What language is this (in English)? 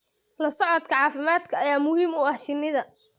Somali